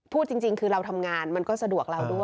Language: Thai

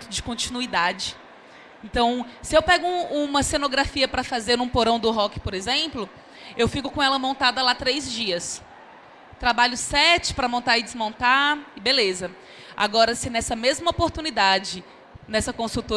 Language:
Portuguese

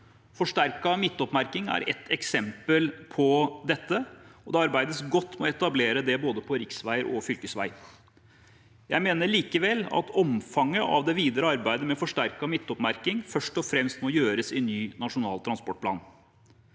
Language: Norwegian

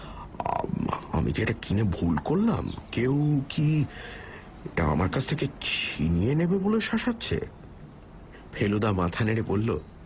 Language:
Bangla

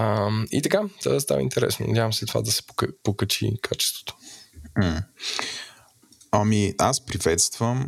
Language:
Bulgarian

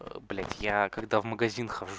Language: Russian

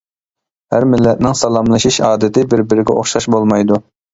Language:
Uyghur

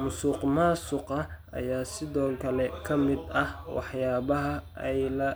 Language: Somali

